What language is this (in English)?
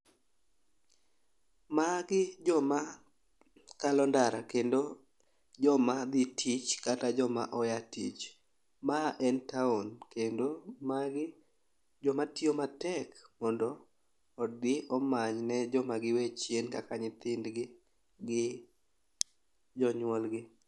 Luo (Kenya and Tanzania)